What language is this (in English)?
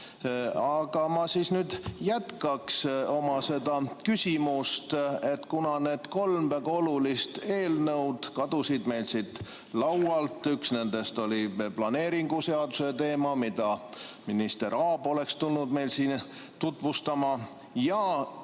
Estonian